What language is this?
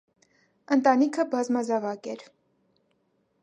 Armenian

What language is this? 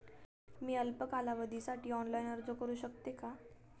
Marathi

